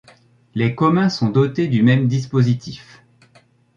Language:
French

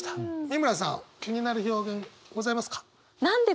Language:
Japanese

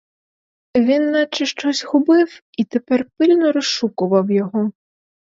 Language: Ukrainian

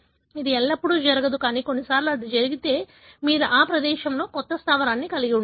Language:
Telugu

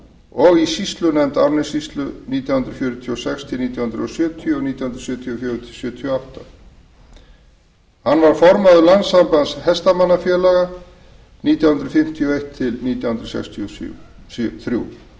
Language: Icelandic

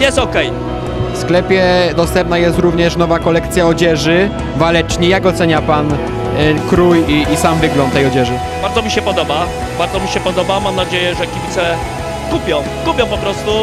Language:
Polish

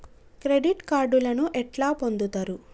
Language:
Telugu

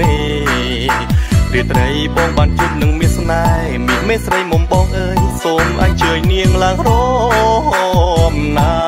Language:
Thai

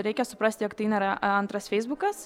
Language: Lithuanian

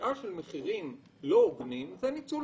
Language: Hebrew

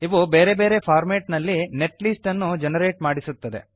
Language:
Kannada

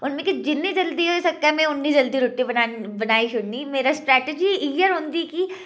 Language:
Dogri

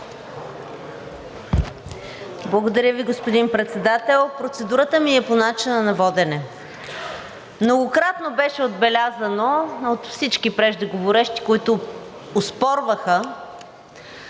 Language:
Bulgarian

